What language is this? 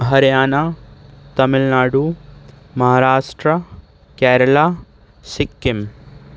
Urdu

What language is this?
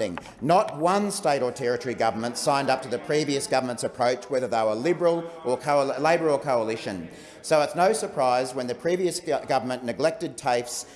English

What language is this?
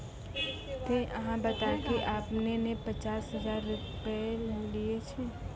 Maithili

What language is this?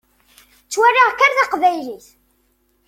Kabyle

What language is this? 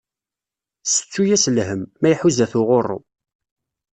Kabyle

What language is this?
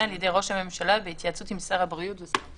Hebrew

